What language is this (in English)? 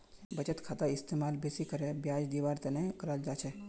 Magahi